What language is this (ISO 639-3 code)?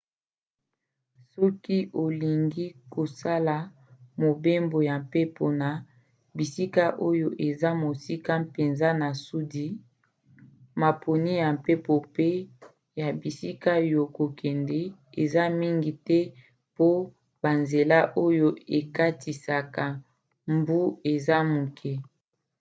lin